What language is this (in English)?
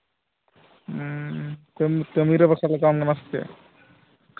Santali